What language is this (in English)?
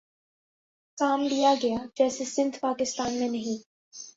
Urdu